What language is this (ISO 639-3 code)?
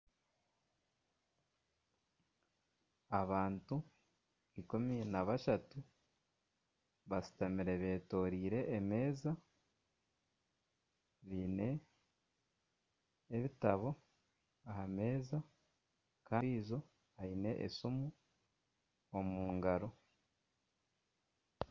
nyn